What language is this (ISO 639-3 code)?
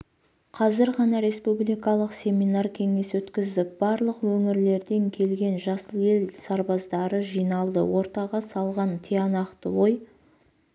kaz